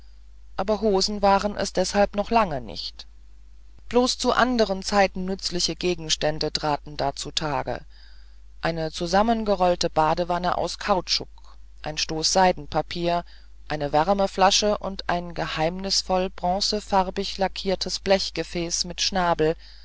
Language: German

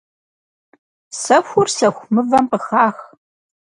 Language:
Kabardian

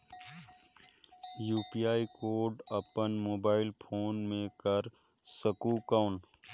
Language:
Chhattisgarhi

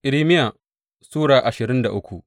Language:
Hausa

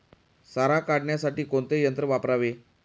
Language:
Marathi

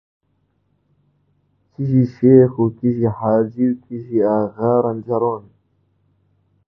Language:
Central Kurdish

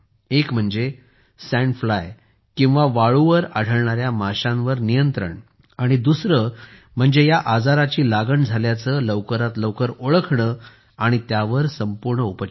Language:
Marathi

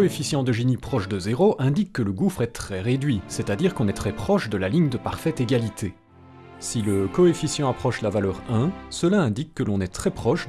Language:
French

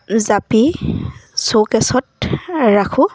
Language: Assamese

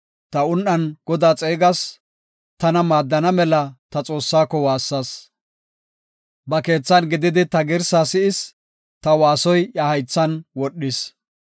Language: Gofa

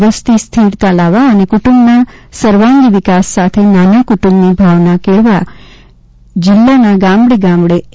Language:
Gujarati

